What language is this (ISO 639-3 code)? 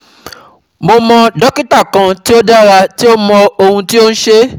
yor